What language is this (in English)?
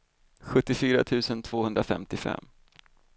Swedish